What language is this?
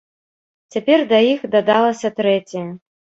Belarusian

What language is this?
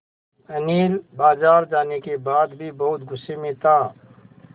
Hindi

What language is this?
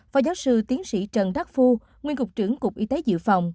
Vietnamese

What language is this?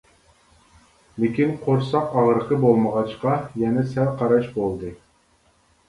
Uyghur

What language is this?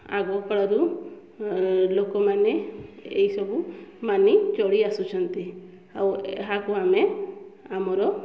Odia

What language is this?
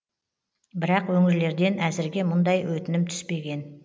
Kazakh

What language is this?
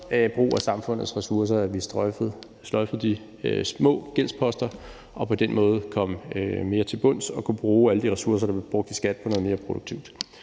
Danish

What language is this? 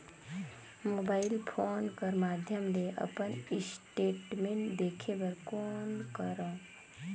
Chhattisgarhi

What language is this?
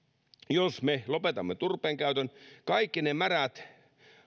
Finnish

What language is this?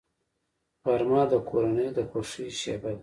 Pashto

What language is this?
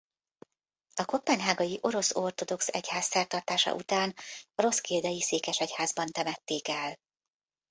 Hungarian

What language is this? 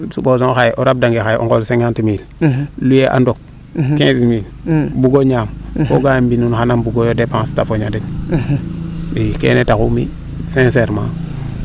Serer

